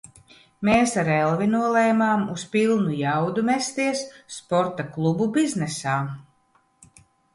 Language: Latvian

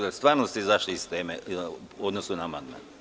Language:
Serbian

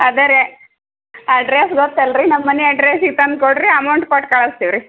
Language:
Kannada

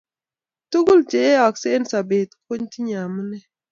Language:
Kalenjin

